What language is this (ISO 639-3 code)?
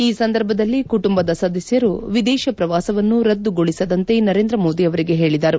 kan